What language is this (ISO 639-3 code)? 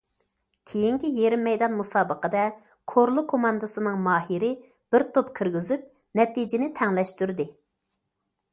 uig